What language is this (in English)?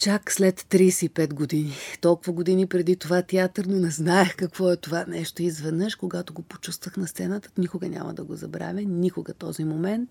Bulgarian